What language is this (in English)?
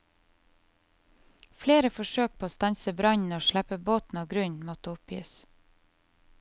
Norwegian